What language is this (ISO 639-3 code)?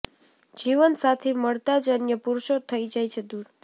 guj